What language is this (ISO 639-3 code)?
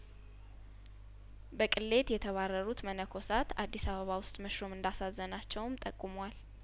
amh